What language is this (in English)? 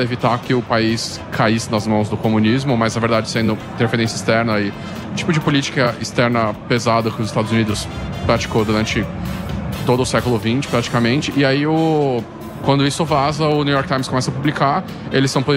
Portuguese